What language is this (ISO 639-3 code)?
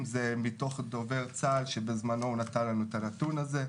heb